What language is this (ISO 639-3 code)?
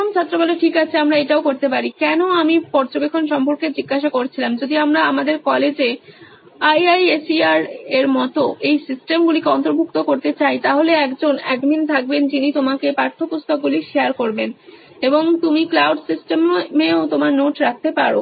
ben